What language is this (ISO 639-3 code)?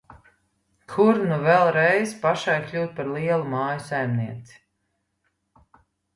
lav